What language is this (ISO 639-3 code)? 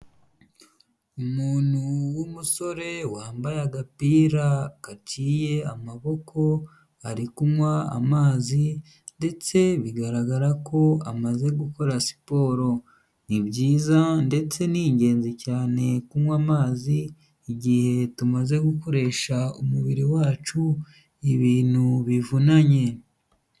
kin